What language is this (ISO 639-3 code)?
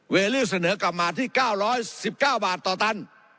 tha